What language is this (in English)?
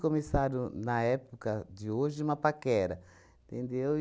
Portuguese